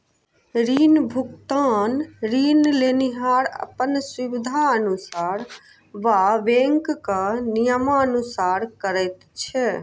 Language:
Maithili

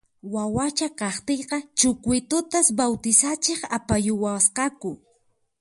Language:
Puno Quechua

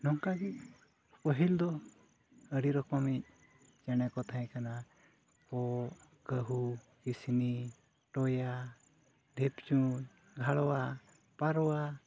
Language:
Santali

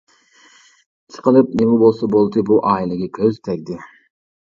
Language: Uyghur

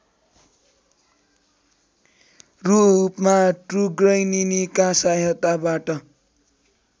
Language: Nepali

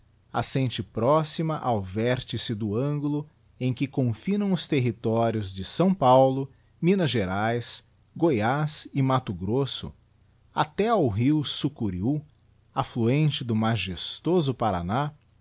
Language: Portuguese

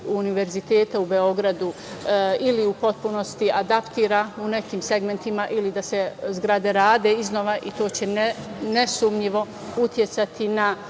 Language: Serbian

